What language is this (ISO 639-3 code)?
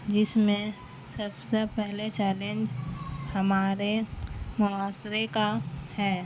urd